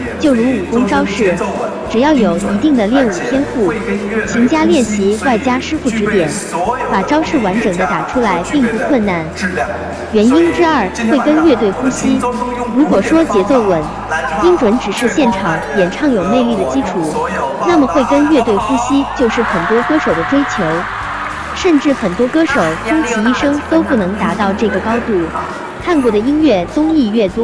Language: Chinese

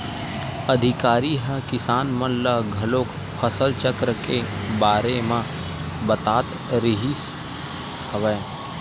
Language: Chhattisgarhi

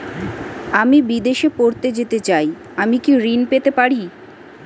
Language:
Bangla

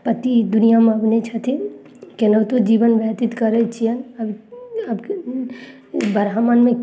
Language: Maithili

